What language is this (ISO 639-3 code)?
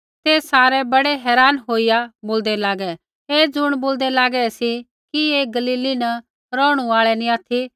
kfx